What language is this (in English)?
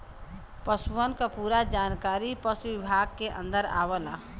Bhojpuri